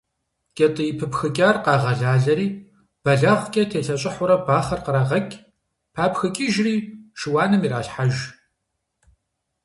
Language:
Kabardian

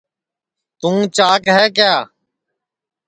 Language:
Sansi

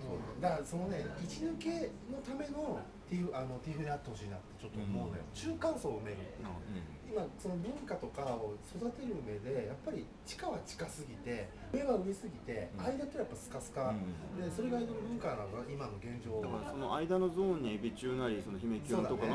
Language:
Japanese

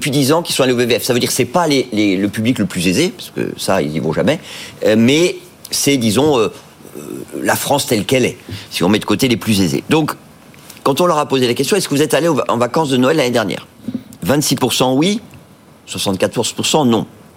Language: French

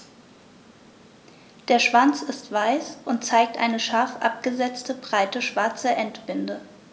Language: German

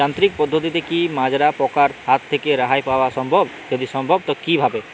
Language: Bangla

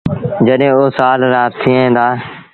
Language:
Sindhi Bhil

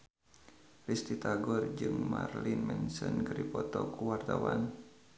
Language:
Sundanese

